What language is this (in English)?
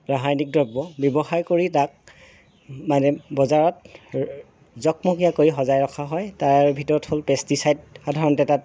Assamese